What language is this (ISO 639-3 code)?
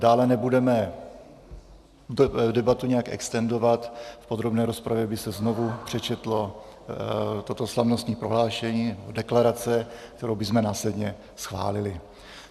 ces